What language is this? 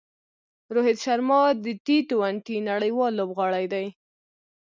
Pashto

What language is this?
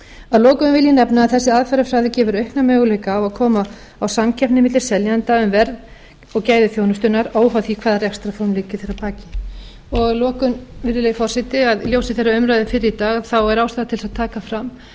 Icelandic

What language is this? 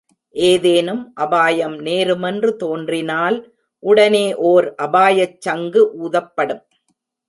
Tamil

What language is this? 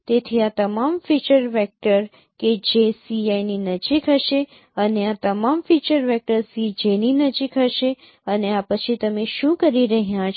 Gujarati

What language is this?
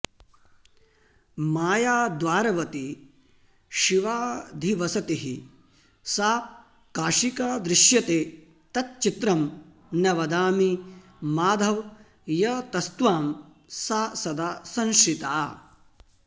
Sanskrit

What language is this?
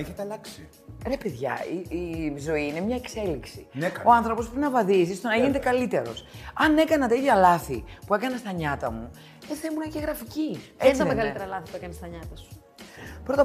Greek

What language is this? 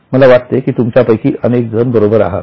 Marathi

